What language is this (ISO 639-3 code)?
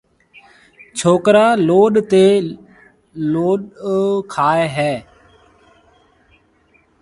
mve